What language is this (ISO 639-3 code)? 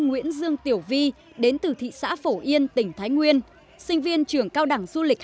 vie